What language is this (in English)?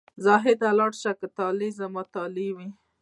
Pashto